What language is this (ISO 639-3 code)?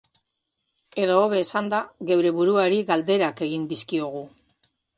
eus